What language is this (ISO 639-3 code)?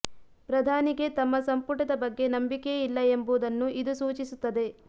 kan